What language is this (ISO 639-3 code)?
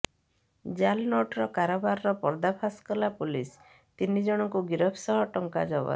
ori